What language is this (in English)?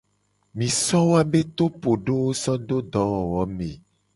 Gen